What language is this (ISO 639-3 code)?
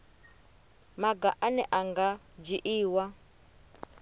ven